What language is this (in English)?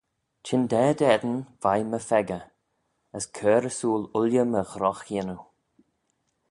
Manx